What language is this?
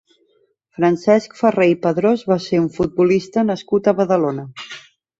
Catalan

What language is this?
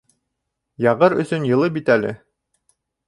Bashkir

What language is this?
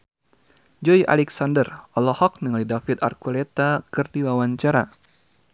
Sundanese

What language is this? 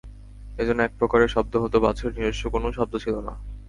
Bangla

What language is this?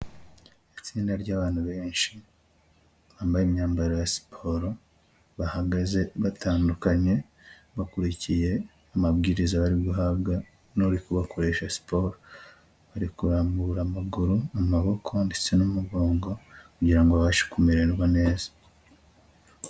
Kinyarwanda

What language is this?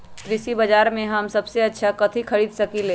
Magahi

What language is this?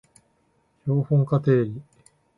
Japanese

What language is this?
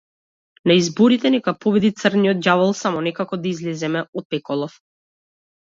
Macedonian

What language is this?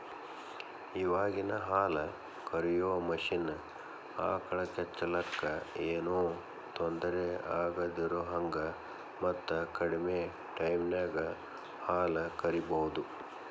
Kannada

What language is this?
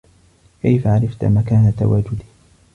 Arabic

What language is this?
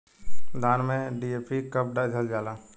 Bhojpuri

